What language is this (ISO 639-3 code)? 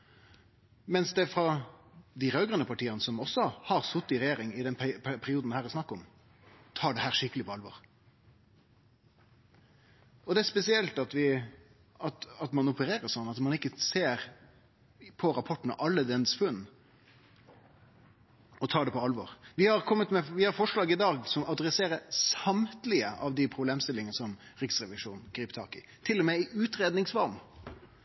nno